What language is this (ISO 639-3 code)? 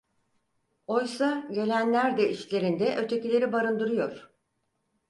tur